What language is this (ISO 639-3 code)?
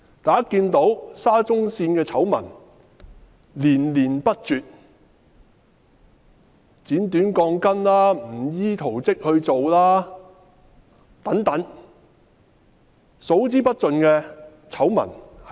yue